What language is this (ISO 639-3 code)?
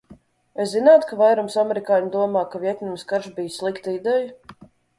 lav